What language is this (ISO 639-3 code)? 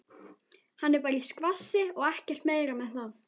isl